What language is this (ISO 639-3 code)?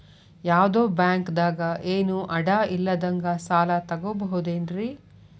kan